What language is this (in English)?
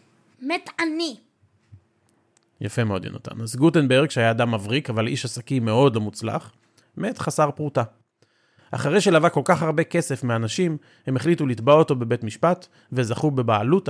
Hebrew